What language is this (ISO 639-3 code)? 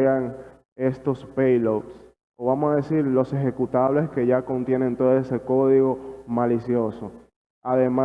spa